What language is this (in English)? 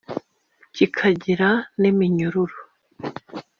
Kinyarwanda